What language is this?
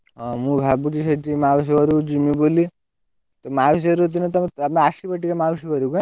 Odia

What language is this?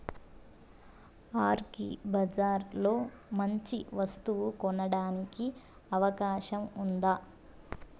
Telugu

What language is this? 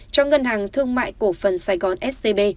Vietnamese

